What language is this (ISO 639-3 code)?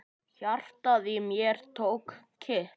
isl